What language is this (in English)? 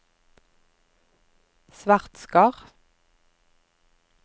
Norwegian